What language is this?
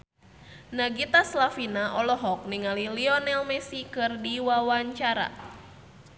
Sundanese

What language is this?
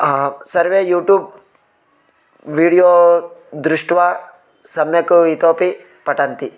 Sanskrit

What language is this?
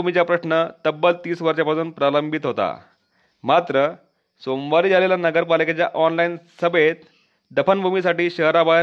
Marathi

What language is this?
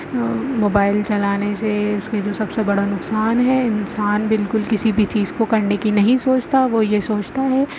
Urdu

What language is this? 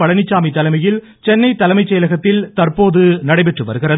Tamil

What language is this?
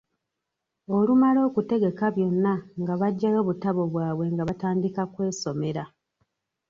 Ganda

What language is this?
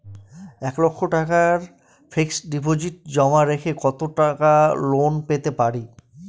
Bangla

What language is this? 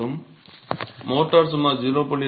Tamil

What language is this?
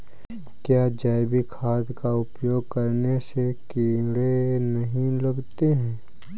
Hindi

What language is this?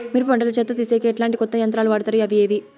Telugu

